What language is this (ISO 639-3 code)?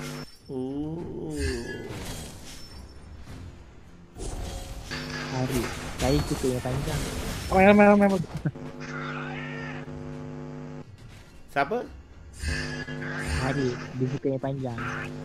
msa